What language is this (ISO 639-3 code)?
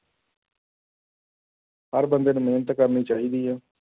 pan